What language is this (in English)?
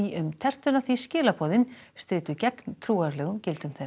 Icelandic